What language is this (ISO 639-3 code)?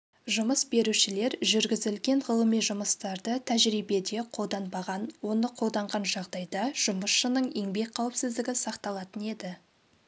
kaz